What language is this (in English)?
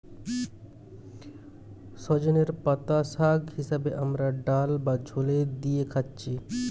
Bangla